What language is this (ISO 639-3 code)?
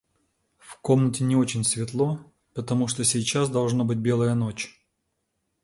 rus